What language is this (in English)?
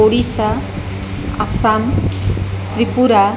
Sanskrit